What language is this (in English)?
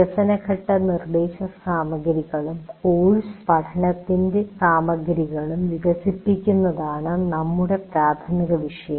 Malayalam